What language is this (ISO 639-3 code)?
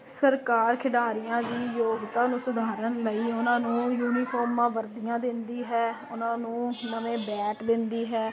pan